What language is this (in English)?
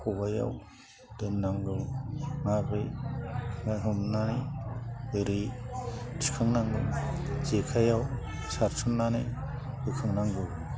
Bodo